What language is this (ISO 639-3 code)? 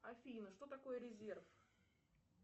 rus